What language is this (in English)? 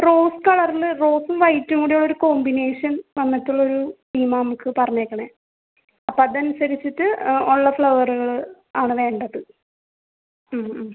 Malayalam